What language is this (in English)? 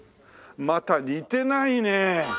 Japanese